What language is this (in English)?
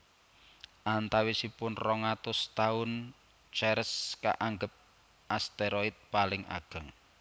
Javanese